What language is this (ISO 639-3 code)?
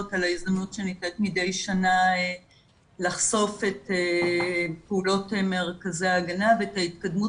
heb